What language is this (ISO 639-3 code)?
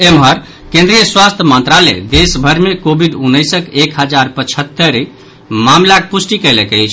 mai